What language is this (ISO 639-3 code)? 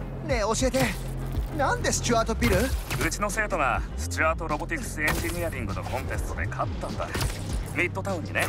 jpn